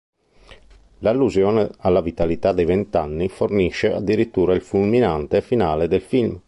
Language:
Italian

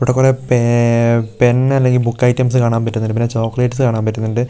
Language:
Malayalam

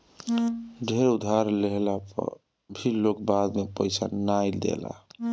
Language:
Bhojpuri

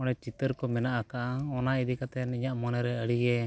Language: Santali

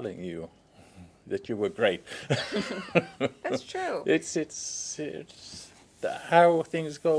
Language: English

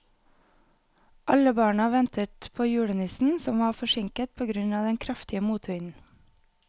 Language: Norwegian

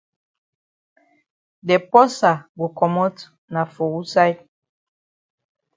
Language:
Cameroon Pidgin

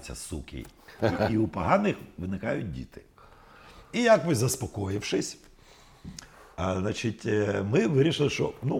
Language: Ukrainian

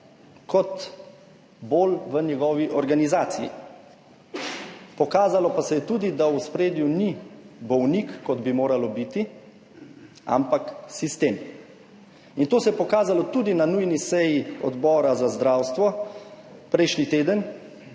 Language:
Slovenian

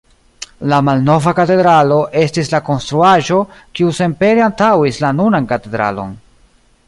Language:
Esperanto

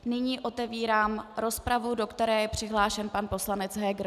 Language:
Czech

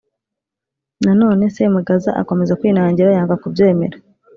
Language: Kinyarwanda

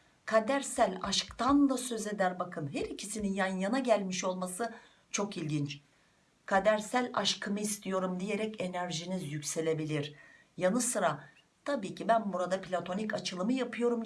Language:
Turkish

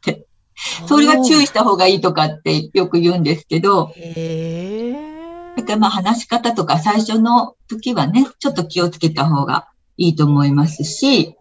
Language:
Japanese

